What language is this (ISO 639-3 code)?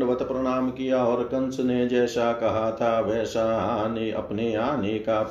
hin